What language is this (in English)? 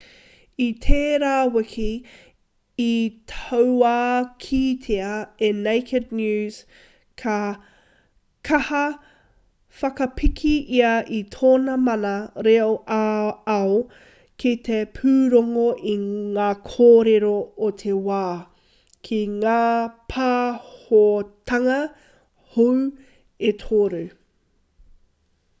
Māori